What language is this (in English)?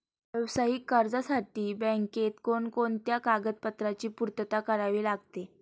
Marathi